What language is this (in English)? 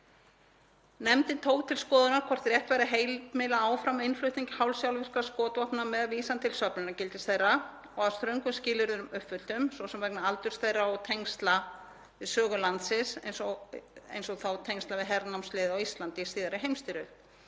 Icelandic